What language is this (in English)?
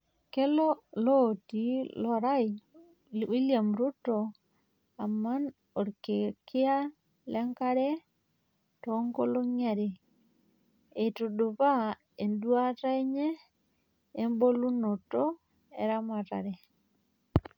Masai